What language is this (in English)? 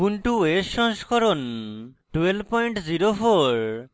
Bangla